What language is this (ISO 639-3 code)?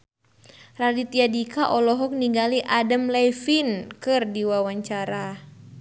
sun